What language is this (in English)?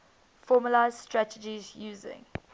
English